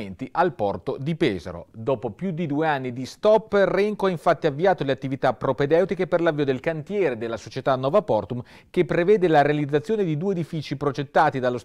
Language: Italian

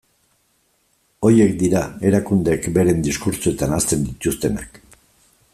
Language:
Basque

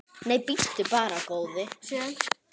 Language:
Icelandic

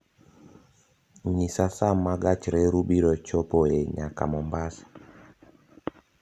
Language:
Luo (Kenya and Tanzania)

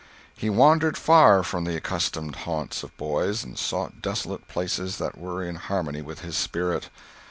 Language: English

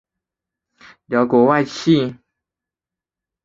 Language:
Chinese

